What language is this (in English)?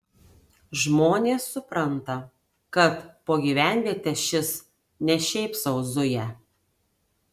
Lithuanian